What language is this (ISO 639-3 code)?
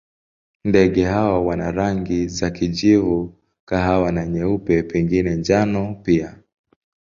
swa